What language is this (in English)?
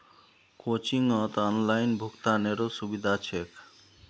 Magahi